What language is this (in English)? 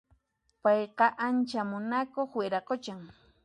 Puno Quechua